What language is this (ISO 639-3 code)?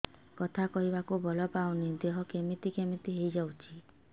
ori